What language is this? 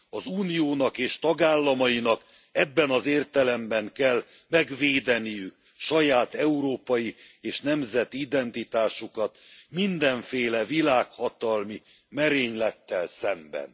Hungarian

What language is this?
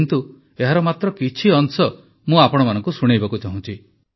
Odia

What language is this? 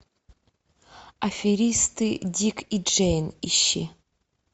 Russian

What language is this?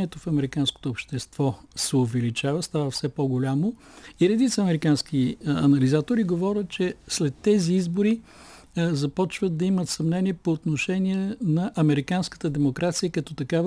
Bulgarian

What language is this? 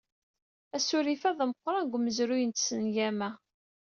Kabyle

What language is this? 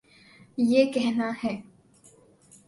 Urdu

